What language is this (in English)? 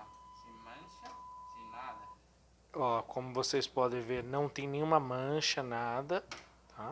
Portuguese